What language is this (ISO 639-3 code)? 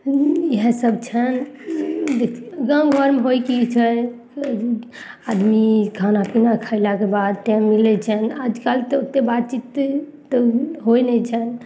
mai